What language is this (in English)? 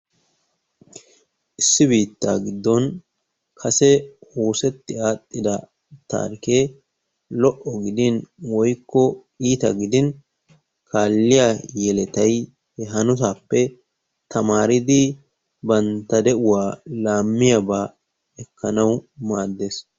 Wolaytta